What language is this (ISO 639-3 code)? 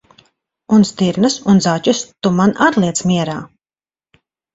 lav